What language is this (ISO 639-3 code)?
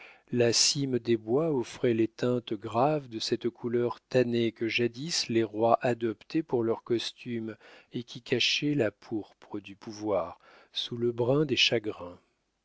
fra